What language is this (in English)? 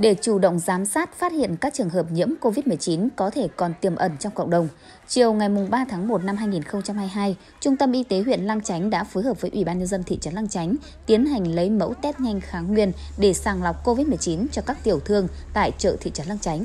Vietnamese